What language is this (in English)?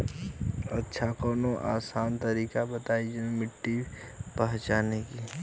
Bhojpuri